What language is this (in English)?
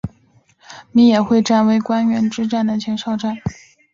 Chinese